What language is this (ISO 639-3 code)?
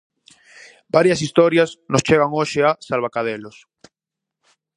glg